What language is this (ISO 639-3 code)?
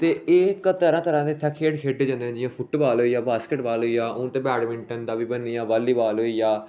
doi